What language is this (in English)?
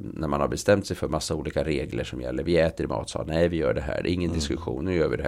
Swedish